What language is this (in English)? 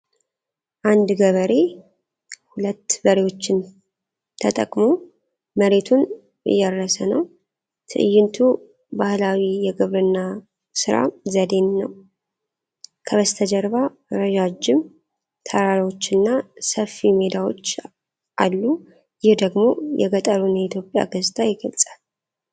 Amharic